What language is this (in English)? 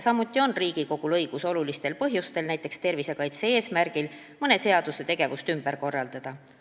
Estonian